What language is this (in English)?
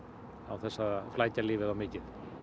Icelandic